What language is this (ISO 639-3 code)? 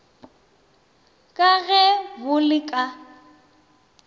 nso